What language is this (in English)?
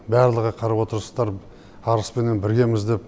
Kazakh